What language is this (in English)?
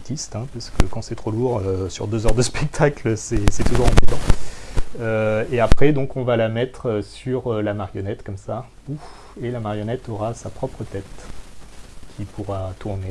French